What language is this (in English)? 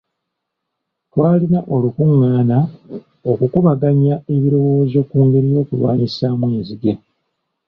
Ganda